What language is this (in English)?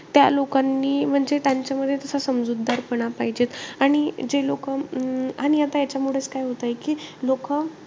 Marathi